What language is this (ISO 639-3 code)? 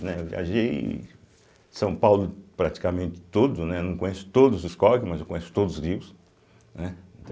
por